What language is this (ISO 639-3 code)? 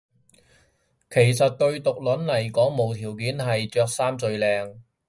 yue